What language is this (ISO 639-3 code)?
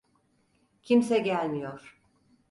tur